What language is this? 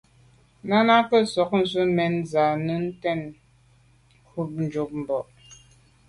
Medumba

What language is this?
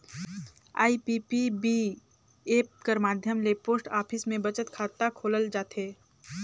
Chhattisgarhi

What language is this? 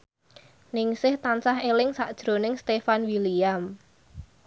Javanese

